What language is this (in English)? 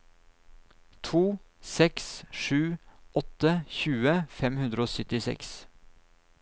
Norwegian